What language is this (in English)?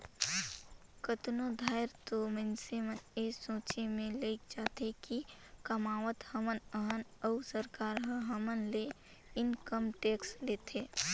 Chhattisgarhi